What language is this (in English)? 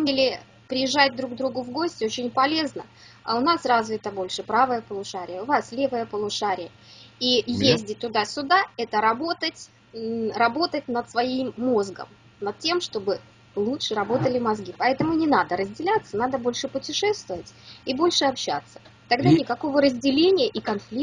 Russian